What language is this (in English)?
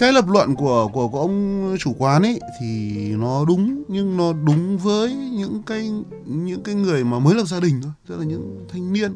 Vietnamese